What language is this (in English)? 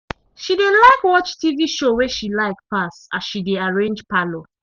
Nigerian Pidgin